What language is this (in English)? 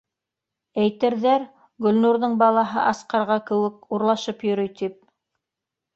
Bashkir